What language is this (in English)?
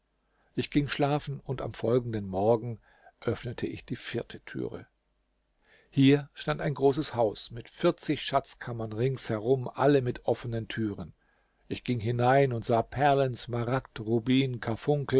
German